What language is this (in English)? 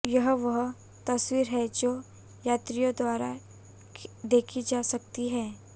Hindi